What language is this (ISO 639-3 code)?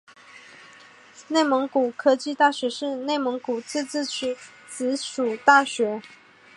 zho